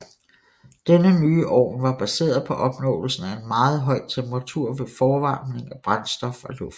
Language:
Danish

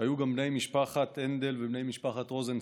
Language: Hebrew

